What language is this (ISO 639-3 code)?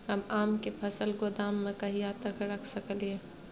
mai